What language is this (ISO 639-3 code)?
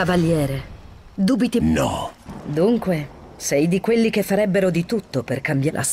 ita